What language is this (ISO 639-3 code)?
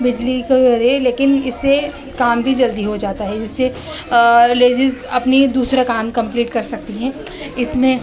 urd